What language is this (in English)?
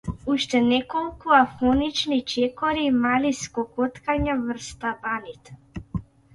Macedonian